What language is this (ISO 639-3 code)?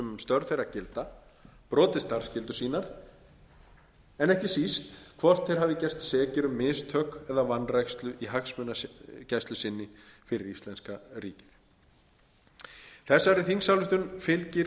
isl